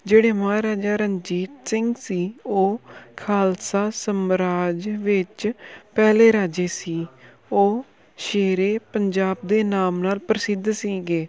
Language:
Punjabi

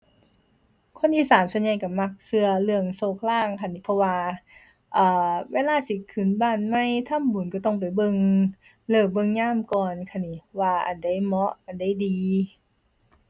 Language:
Thai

